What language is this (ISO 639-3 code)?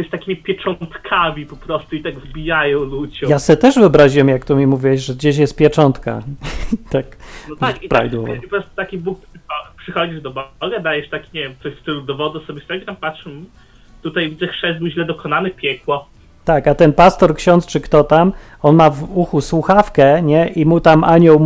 pol